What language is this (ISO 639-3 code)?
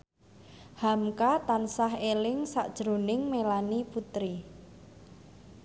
jav